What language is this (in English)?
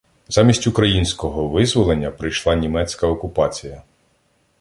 Ukrainian